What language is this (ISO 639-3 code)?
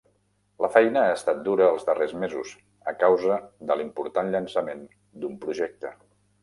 cat